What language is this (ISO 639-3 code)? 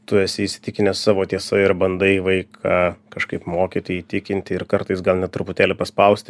lit